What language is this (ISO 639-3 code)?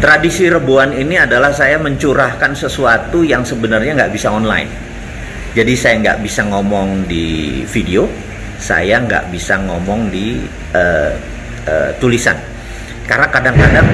ind